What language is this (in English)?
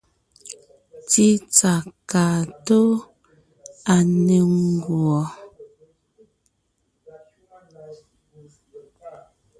Ngiemboon